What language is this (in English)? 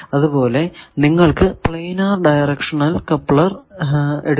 Malayalam